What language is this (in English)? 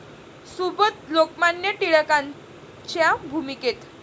Marathi